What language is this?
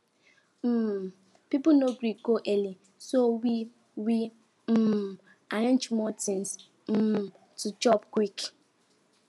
Nigerian Pidgin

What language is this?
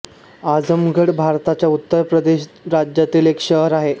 Marathi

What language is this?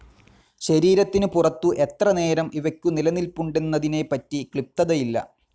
Malayalam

